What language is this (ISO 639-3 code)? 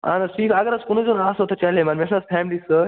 kas